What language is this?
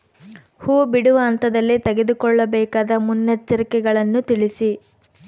Kannada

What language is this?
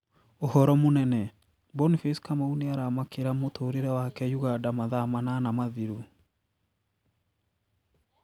Kikuyu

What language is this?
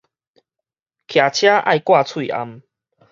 Min Nan Chinese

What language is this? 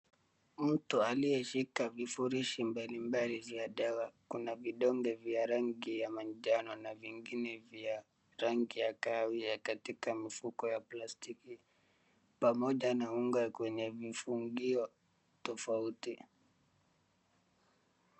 Swahili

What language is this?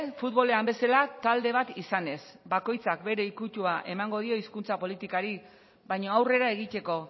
Basque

